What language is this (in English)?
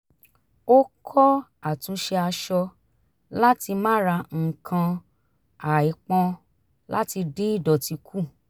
Yoruba